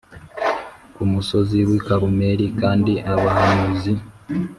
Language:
Kinyarwanda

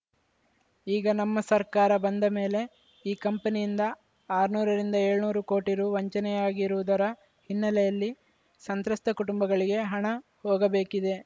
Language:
Kannada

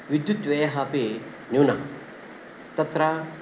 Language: Sanskrit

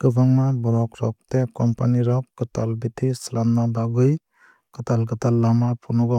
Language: Kok Borok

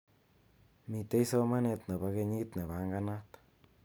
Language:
Kalenjin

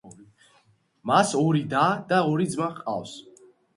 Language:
Georgian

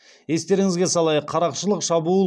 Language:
Kazakh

